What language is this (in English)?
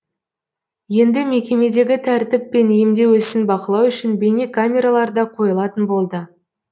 Kazakh